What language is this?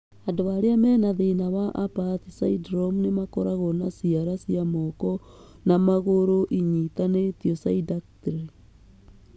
Kikuyu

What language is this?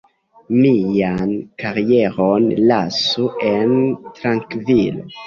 Esperanto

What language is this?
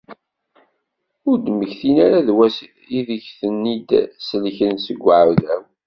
Kabyle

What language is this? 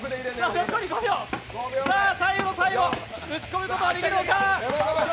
Japanese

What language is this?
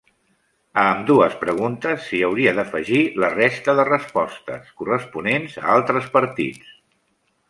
Catalan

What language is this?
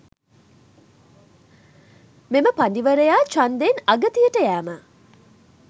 Sinhala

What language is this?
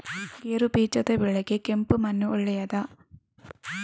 Kannada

